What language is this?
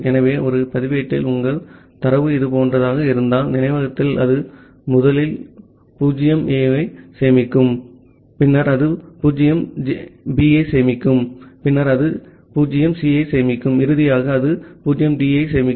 Tamil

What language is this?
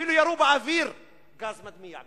Hebrew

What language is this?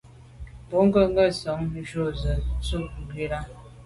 Medumba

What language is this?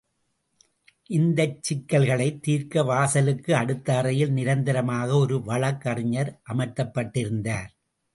Tamil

